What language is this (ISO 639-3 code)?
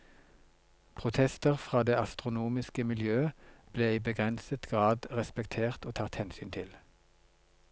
nor